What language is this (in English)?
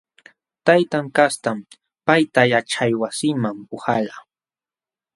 Jauja Wanca Quechua